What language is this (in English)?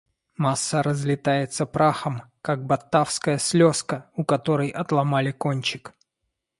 Russian